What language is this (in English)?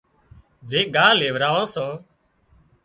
Wadiyara Koli